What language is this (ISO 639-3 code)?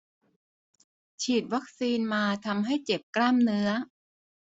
tha